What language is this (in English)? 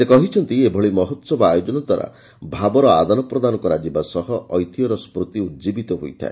Odia